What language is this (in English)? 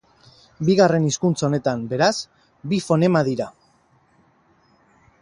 Basque